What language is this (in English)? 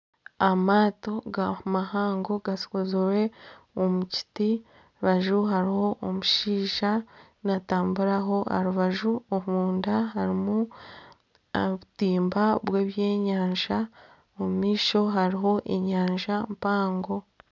Nyankole